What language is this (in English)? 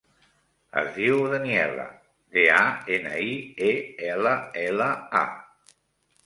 Catalan